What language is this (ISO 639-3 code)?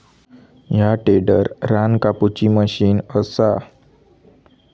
mar